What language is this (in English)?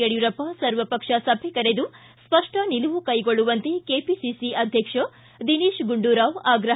Kannada